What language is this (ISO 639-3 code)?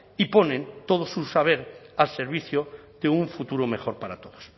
spa